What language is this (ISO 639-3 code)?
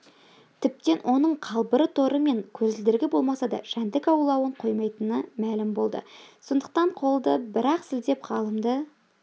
kaz